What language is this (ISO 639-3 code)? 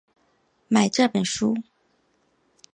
zho